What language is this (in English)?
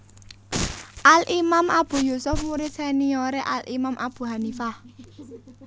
Javanese